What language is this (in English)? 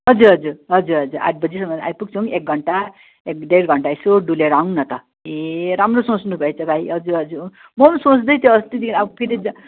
Nepali